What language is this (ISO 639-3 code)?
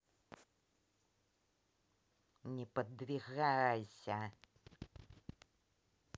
rus